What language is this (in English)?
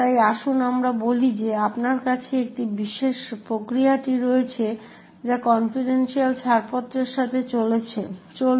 Bangla